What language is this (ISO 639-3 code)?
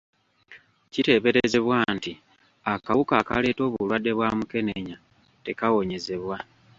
lug